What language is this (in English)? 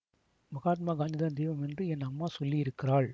Tamil